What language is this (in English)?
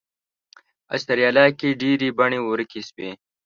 Pashto